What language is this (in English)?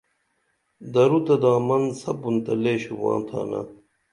Dameli